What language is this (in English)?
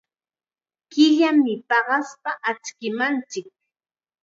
Chiquián Ancash Quechua